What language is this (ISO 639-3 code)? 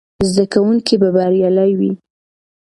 pus